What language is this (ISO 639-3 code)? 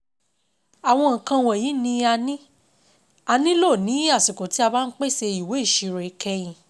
yor